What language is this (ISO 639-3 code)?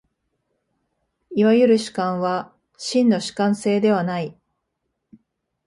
jpn